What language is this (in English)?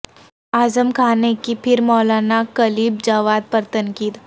Urdu